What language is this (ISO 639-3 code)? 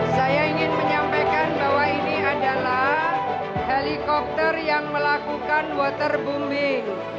ind